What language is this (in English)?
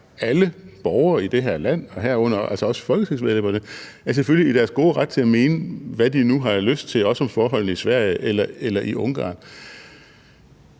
Danish